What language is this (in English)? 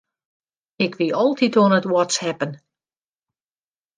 Western Frisian